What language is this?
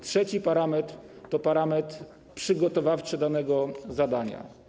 Polish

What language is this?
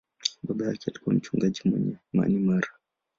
Swahili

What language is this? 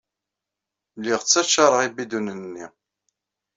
Kabyle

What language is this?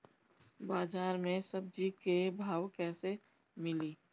Bhojpuri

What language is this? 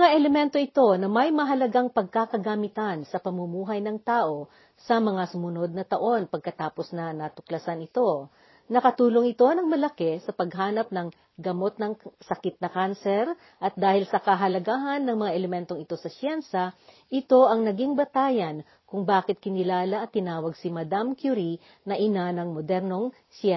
Filipino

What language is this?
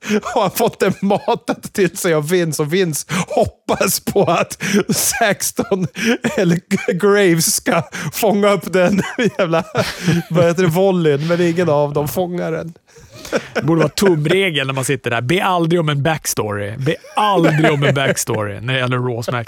Swedish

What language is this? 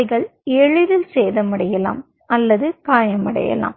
Tamil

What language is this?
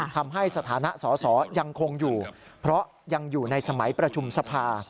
Thai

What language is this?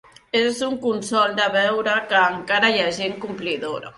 Catalan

